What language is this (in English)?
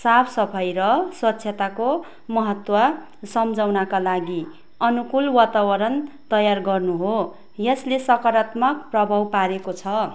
Nepali